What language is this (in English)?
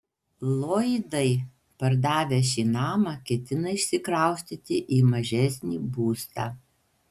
Lithuanian